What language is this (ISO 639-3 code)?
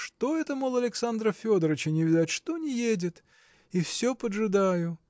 rus